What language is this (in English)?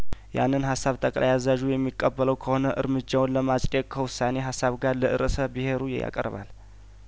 Amharic